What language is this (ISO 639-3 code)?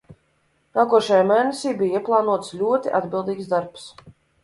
lav